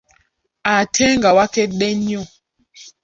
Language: Ganda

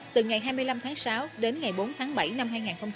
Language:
Vietnamese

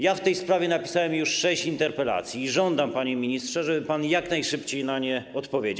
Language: Polish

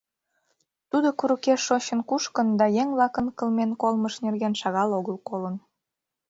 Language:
Mari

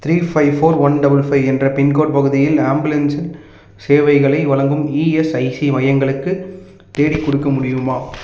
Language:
Tamil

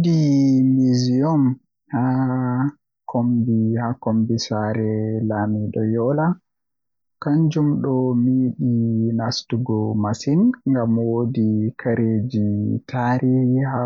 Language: Western Niger Fulfulde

